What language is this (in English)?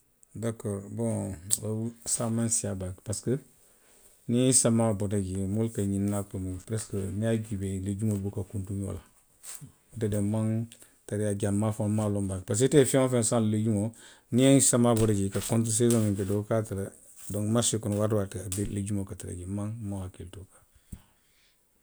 Western Maninkakan